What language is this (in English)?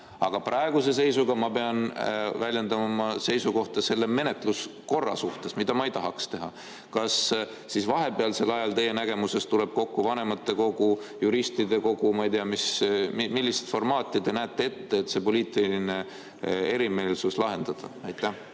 Estonian